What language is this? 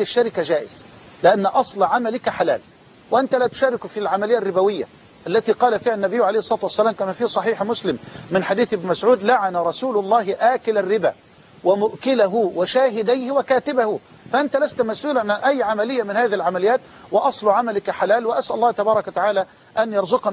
Arabic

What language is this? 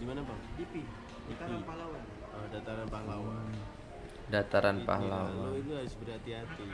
Indonesian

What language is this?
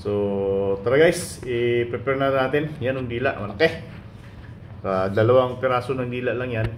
Filipino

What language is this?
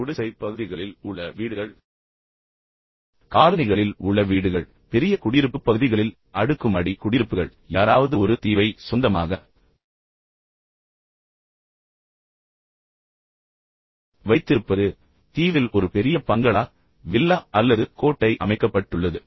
Tamil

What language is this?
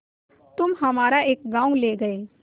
Hindi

